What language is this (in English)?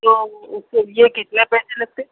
Urdu